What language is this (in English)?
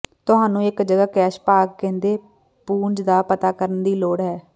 Punjabi